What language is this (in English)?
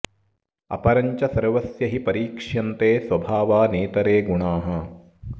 Sanskrit